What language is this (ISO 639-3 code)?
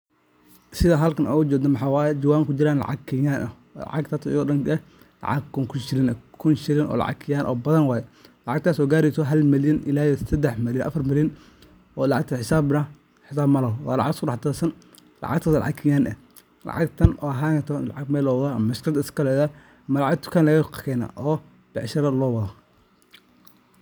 som